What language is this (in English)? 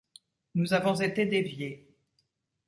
French